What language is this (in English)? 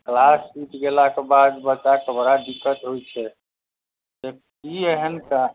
Maithili